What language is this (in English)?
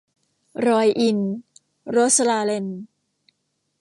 Thai